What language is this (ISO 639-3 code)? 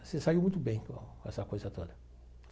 por